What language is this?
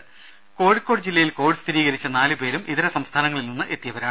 Malayalam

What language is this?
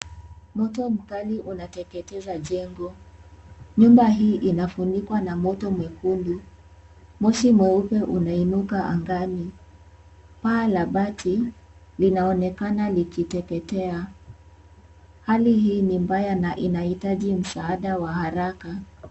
Swahili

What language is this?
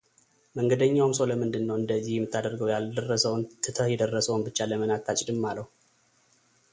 Amharic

